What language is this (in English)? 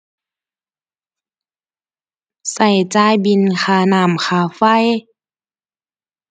Thai